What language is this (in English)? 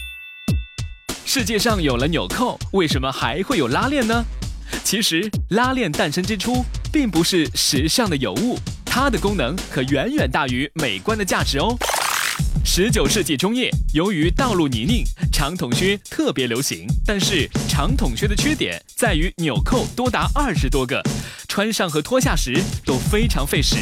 Chinese